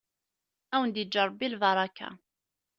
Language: Kabyle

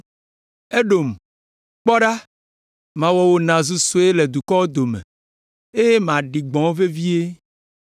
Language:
Ewe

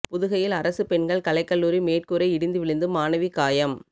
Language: Tamil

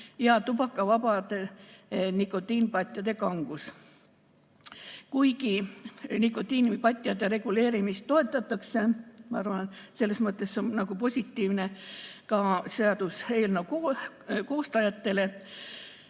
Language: Estonian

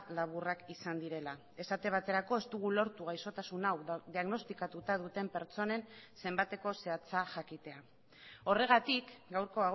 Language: Basque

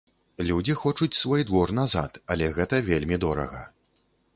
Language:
Belarusian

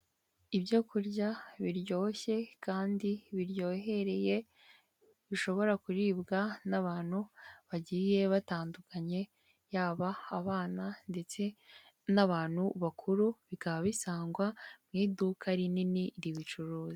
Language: Kinyarwanda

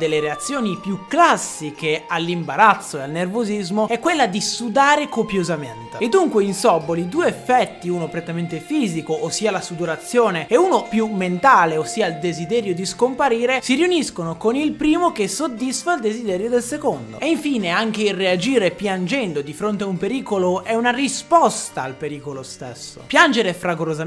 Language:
Italian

